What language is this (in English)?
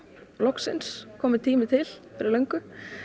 Icelandic